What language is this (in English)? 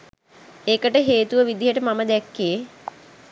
Sinhala